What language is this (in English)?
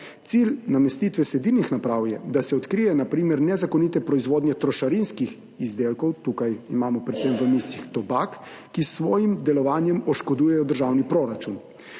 Slovenian